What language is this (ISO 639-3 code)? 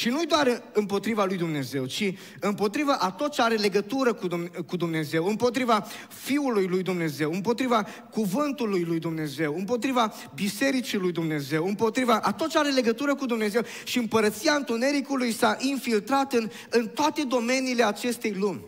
ron